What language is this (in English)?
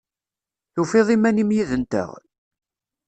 Kabyle